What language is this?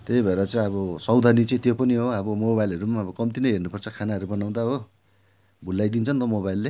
Nepali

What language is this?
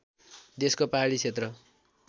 Nepali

